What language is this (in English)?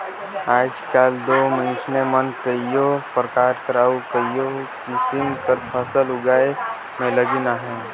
Chhattisgarhi